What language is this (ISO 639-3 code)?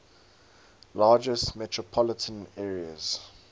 eng